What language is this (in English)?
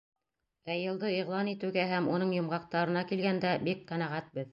Bashkir